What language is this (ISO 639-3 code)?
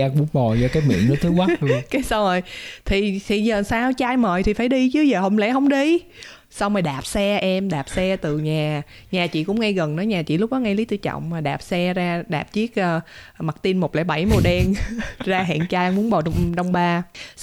vie